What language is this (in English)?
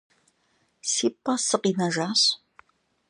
Kabardian